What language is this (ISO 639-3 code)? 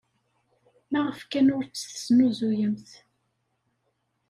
kab